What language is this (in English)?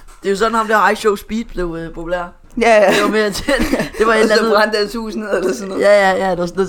Danish